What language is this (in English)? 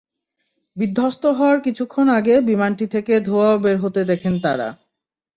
Bangla